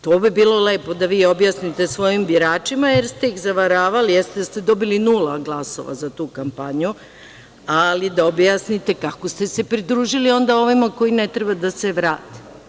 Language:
Serbian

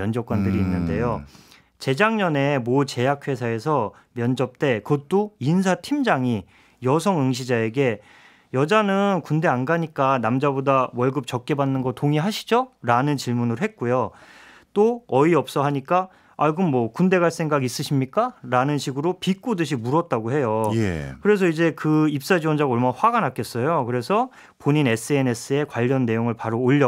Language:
Korean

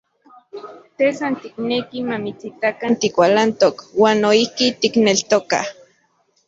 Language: Central Puebla Nahuatl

